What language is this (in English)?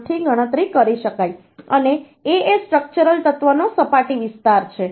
Gujarati